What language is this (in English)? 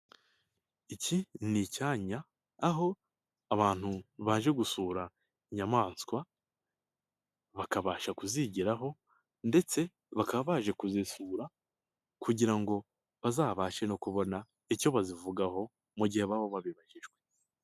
Kinyarwanda